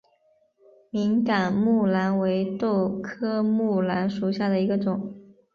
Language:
Chinese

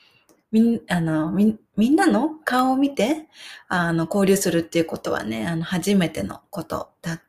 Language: Japanese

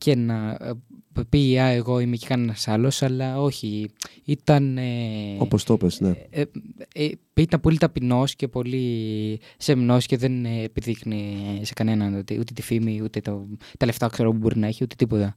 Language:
Greek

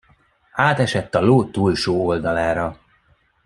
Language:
Hungarian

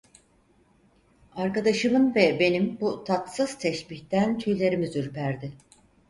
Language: Turkish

